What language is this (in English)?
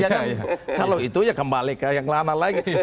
Indonesian